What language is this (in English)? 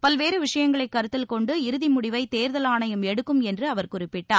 Tamil